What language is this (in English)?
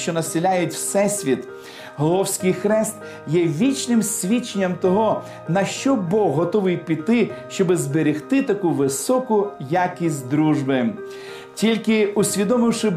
Ukrainian